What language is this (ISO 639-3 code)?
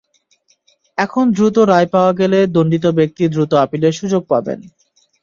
ben